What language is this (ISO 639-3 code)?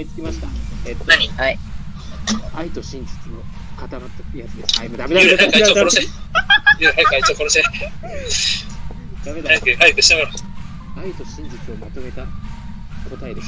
jpn